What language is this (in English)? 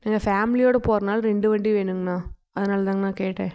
Tamil